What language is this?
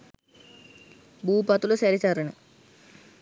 Sinhala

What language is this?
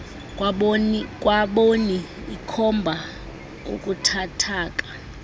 Xhosa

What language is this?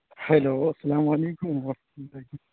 Urdu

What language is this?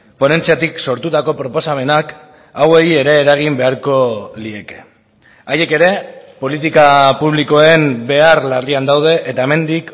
Basque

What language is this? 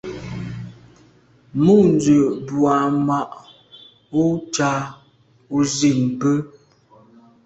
Medumba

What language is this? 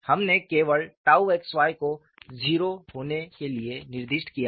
Hindi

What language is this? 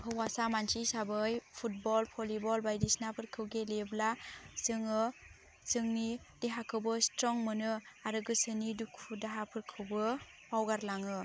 Bodo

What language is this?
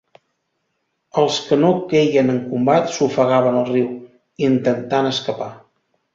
Catalan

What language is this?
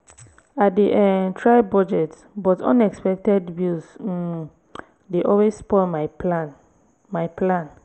Nigerian Pidgin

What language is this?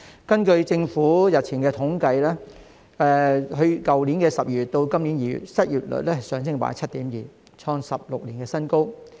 Cantonese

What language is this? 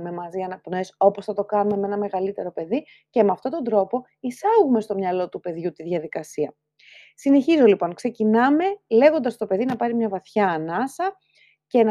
Greek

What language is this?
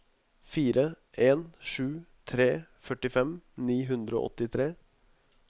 Norwegian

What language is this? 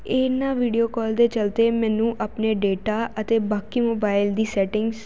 Punjabi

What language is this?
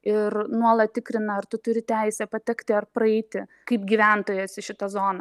Lithuanian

